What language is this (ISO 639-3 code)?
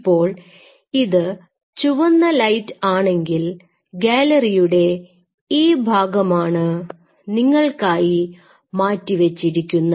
mal